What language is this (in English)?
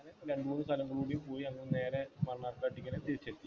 Malayalam